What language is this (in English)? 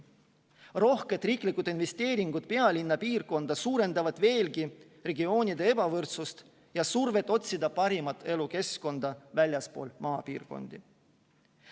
Estonian